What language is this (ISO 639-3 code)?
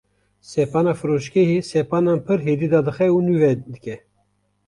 kur